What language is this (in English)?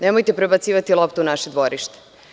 Serbian